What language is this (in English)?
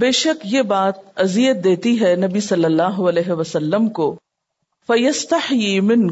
Urdu